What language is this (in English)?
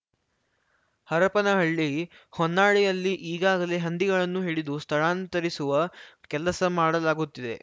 Kannada